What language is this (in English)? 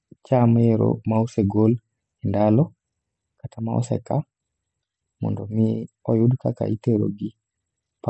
Luo (Kenya and Tanzania)